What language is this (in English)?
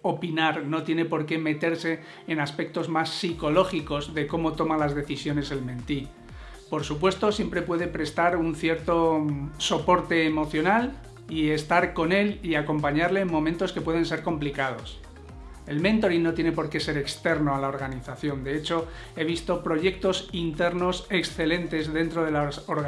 Spanish